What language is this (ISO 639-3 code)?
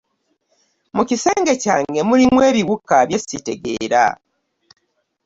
lug